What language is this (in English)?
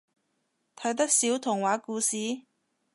Cantonese